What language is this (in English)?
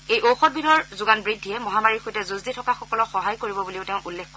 Assamese